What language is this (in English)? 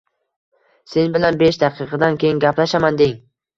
Uzbek